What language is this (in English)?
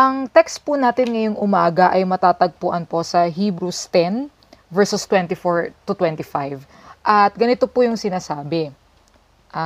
Filipino